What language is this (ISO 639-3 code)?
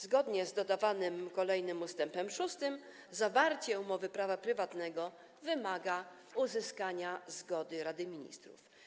pol